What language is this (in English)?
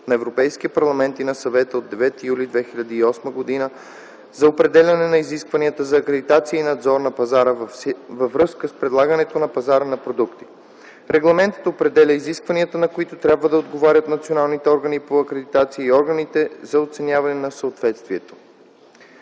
Bulgarian